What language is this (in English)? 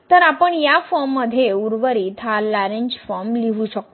Marathi